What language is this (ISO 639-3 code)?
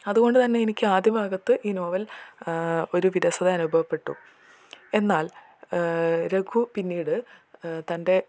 mal